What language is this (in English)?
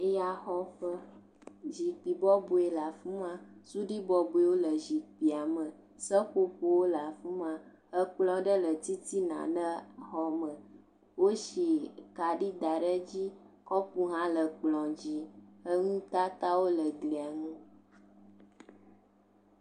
Ewe